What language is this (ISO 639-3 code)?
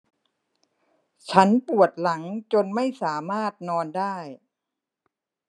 tha